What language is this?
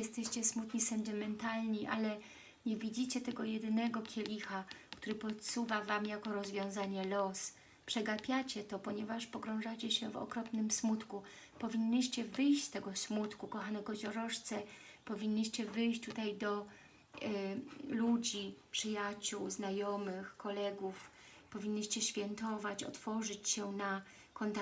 Polish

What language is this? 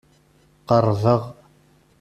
Kabyle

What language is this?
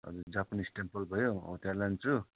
Nepali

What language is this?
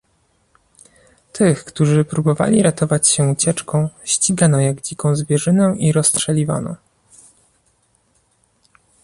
Polish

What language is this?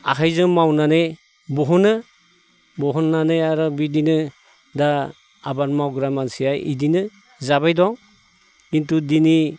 Bodo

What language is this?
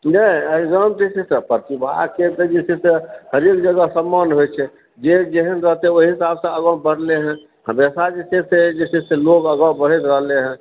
Maithili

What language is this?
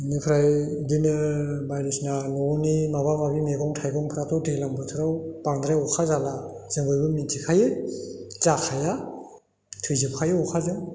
Bodo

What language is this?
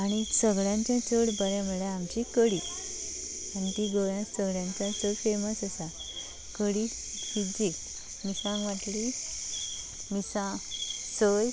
Konkani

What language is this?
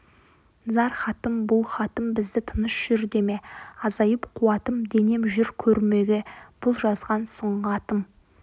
Kazakh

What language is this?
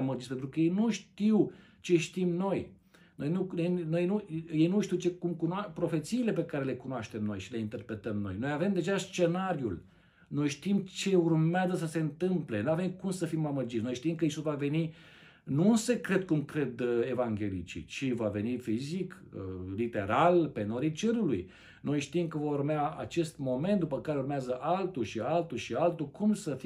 Romanian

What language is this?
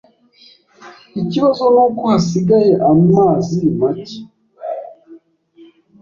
Kinyarwanda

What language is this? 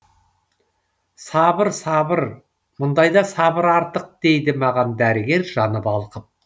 Kazakh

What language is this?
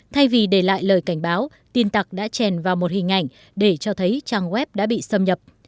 Vietnamese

